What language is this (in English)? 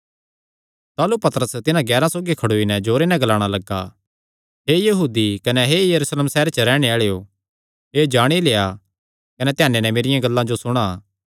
Kangri